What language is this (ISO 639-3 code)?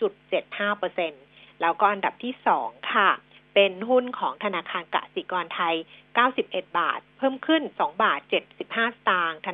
tha